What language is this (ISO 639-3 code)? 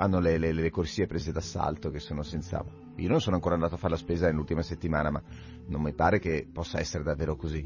ita